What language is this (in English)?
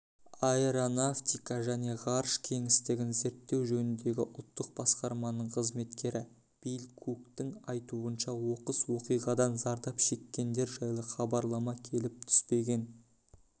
Kazakh